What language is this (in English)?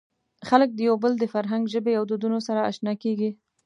Pashto